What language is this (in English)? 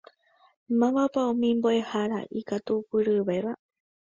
Guarani